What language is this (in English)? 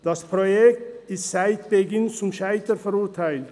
Swiss German